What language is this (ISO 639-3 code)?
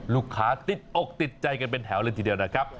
tha